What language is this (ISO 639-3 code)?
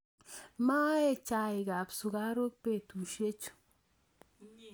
kln